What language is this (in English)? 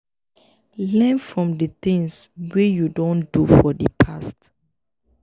Nigerian Pidgin